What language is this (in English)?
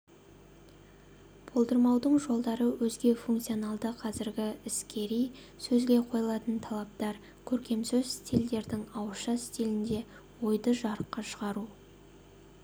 Kazakh